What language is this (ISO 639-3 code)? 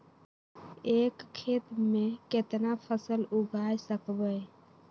mag